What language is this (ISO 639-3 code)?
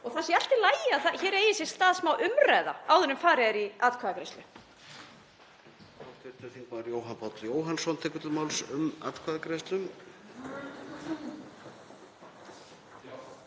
isl